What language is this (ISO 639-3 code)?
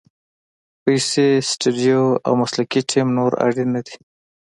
pus